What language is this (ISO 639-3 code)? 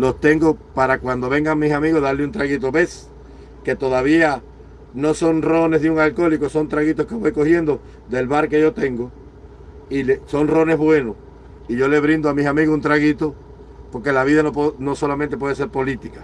spa